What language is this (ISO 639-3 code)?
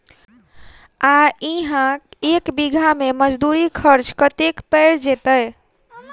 mai